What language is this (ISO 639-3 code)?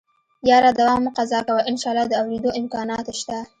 pus